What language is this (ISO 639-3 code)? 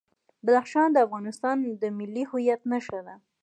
pus